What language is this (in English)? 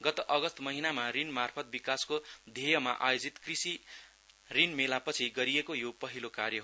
Nepali